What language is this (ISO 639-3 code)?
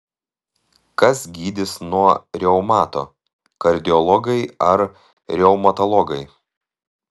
lit